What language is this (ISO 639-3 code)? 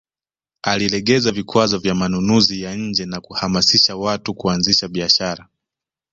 swa